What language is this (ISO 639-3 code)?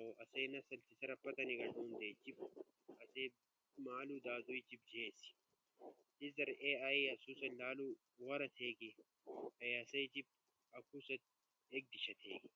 ush